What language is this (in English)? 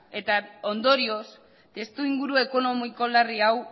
Basque